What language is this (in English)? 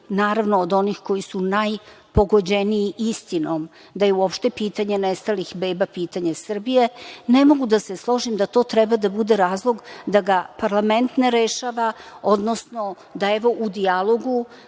Serbian